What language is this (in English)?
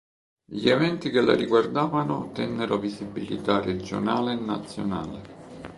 Italian